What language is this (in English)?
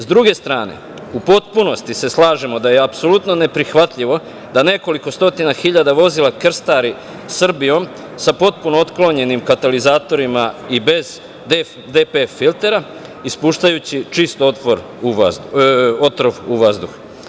Serbian